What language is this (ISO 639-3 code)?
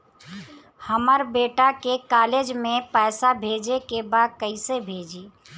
bho